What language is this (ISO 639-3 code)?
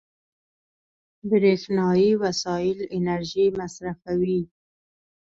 pus